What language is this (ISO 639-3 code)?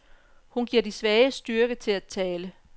dan